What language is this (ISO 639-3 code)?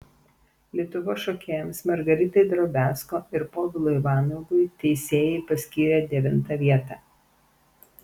lit